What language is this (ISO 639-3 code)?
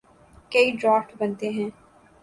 urd